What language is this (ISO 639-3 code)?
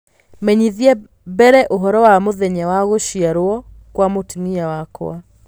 kik